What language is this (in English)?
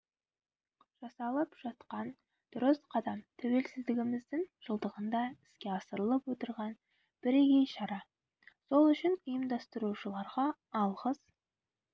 Kazakh